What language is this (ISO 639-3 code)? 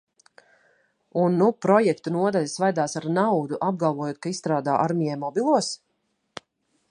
lav